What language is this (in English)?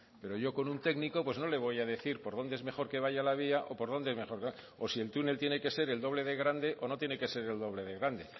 Spanish